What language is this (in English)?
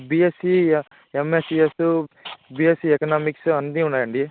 Telugu